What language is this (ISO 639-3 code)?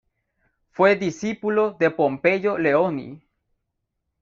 spa